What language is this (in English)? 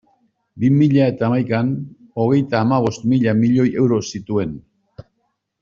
Basque